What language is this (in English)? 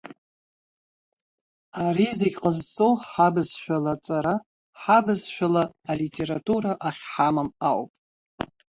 Abkhazian